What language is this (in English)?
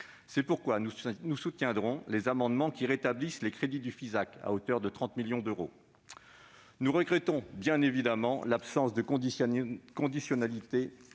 French